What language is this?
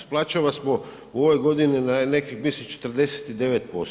Croatian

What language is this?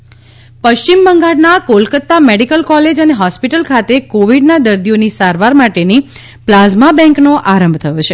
Gujarati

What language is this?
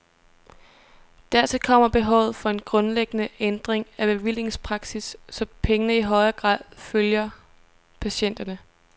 Danish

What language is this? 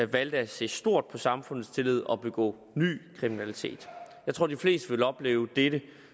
Danish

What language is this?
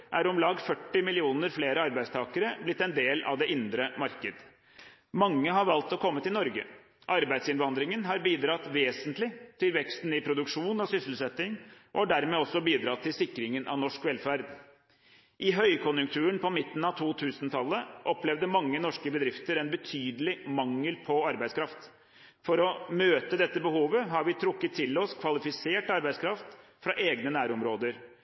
Norwegian Bokmål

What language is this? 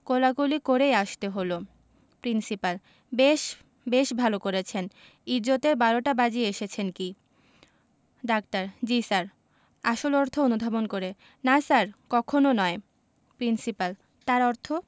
Bangla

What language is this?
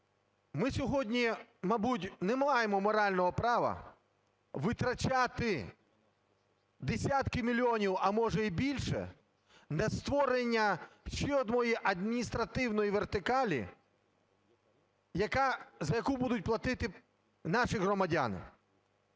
Ukrainian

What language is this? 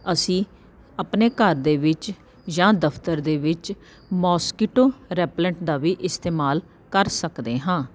Punjabi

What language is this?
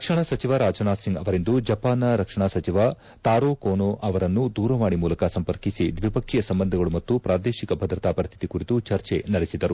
Kannada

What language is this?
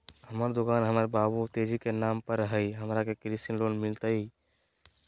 Magahi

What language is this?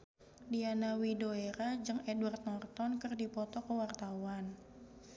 Sundanese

